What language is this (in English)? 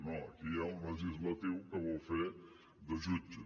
Catalan